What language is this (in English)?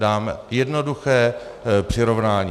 Czech